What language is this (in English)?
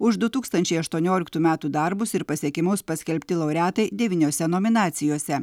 Lithuanian